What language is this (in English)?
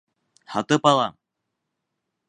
Bashkir